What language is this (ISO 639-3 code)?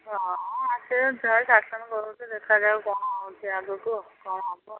ori